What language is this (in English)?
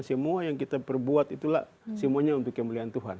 Indonesian